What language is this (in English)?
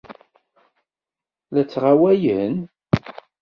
Kabyle